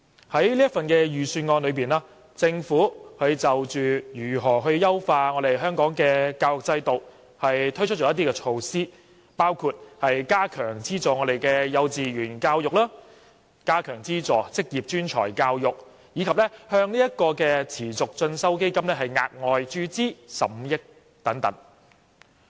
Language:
Cantonese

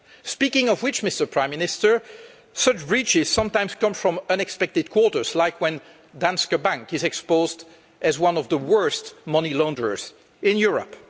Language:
English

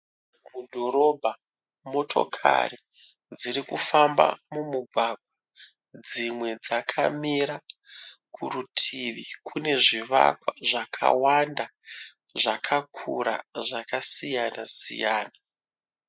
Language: Shona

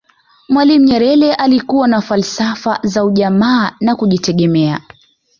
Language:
Swahili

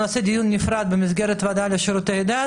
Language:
Hebrew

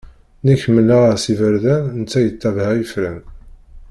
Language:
Kabyle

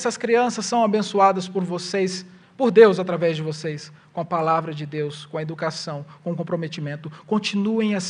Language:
Portuguese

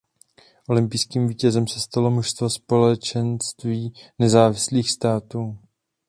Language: Czech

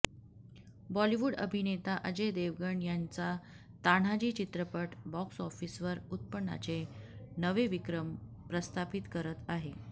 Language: Marathi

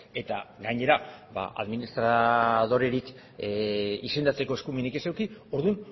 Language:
Basque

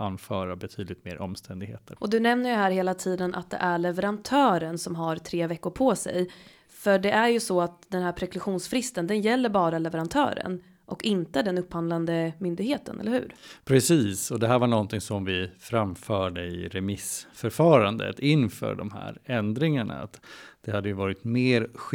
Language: Swedish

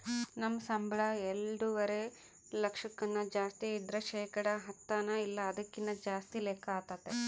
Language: Kannada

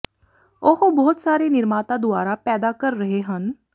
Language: Punjabi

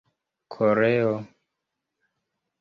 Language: Esperanto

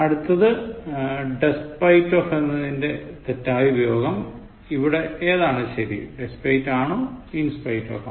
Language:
Malayalam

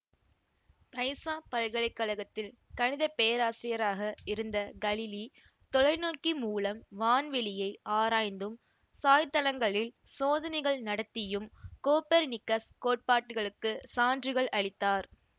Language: Tamil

